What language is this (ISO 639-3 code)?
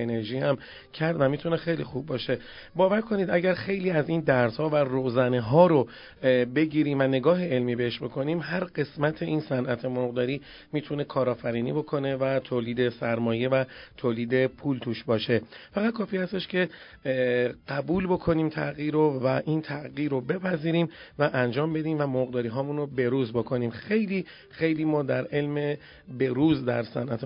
fas